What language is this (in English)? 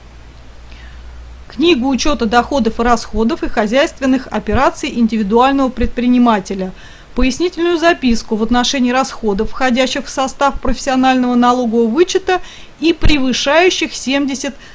Russian